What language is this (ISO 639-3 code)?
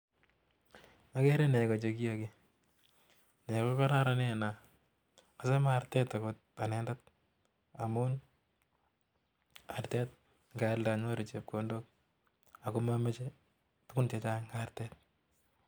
kln